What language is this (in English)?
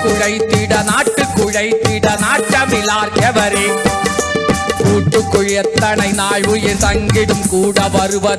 Tamil